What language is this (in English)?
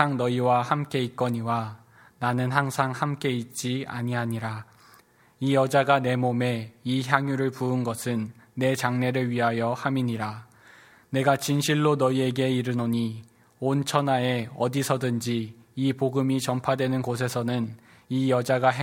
Korean